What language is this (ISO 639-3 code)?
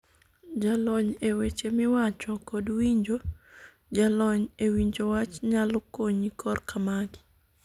luo